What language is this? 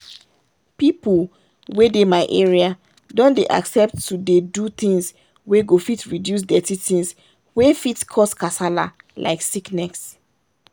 Nigerian Pidgin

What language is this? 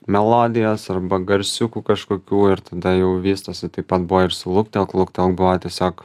Lithuanian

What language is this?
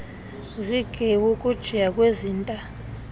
Xhosa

